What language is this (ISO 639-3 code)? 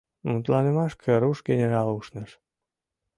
chm